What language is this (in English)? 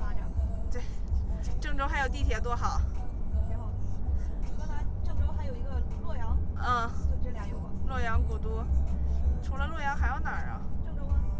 Chinese